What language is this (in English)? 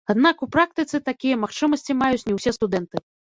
Belarusian